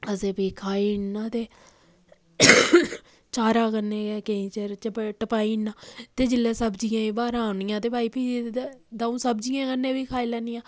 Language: Dogri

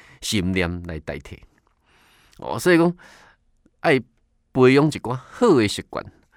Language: Chinese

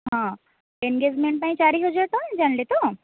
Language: Odia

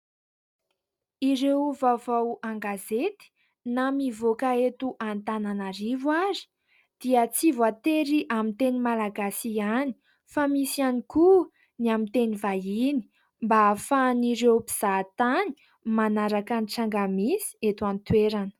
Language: Malagasy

